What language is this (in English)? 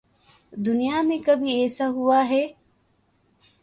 Urdu